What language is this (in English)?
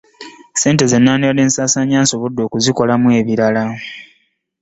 Ganda